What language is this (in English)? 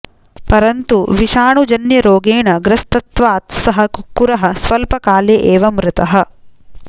Sanskrit